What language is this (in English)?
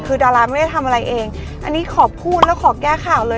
Thai